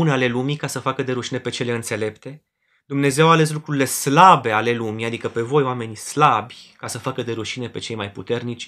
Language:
Romanian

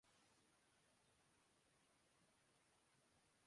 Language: Urdu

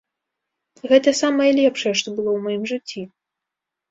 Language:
Belarusian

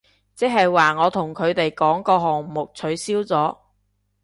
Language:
Cantonese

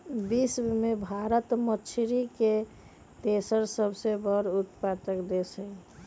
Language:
Magahi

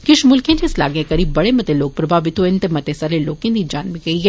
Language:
Dogri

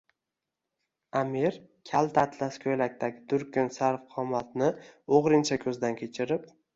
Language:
Uzbek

